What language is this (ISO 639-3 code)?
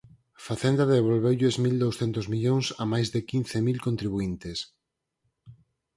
glg